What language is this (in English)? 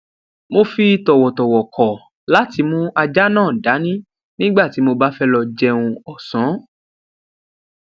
Yoruba